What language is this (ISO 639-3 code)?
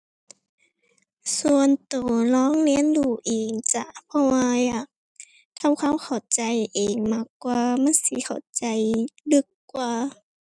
tha